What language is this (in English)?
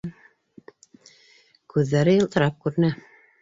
Bashkir